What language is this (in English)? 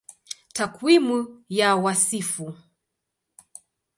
Swahili